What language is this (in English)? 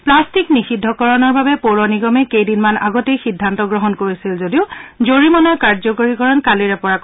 Assamese